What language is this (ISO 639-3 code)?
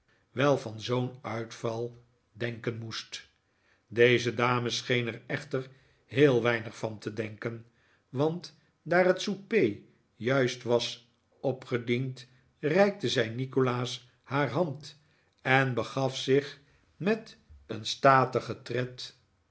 nld